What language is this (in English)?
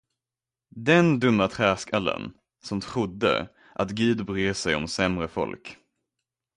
Swedish